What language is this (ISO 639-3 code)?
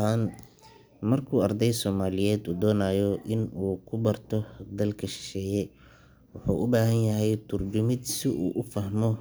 som